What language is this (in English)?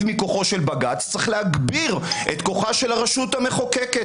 Hebrew